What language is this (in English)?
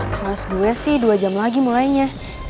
Indonesian